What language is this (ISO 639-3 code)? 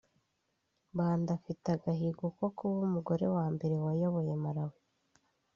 kin